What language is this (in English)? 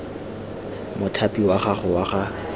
Tswana